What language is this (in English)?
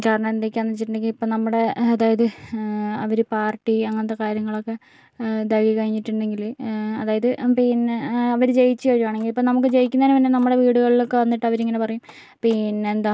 Malayalam